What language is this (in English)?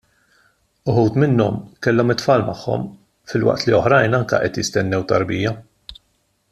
Maltese